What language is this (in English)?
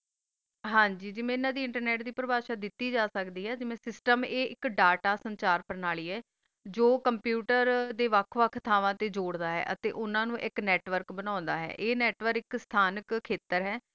Punjabi